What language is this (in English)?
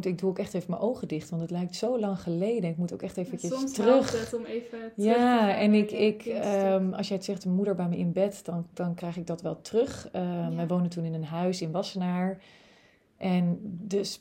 Dutch